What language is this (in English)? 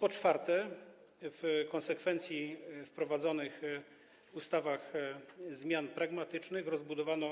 Polish